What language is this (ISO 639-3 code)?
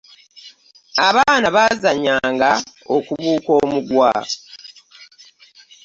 lug